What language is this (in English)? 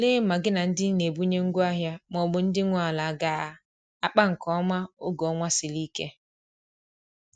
Igbo